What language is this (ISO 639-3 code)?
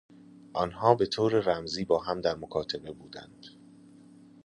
fas